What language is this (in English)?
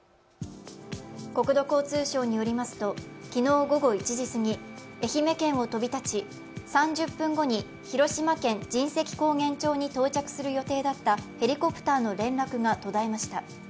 Japanese